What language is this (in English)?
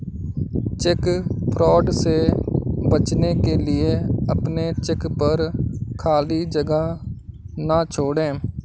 Hindi